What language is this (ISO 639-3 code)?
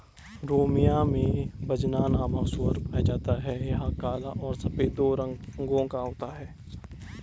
hin